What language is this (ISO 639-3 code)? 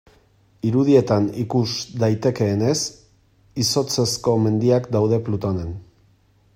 eus